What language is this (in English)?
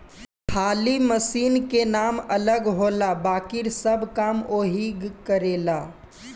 Bhojpuri